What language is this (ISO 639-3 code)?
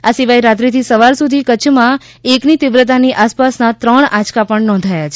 guj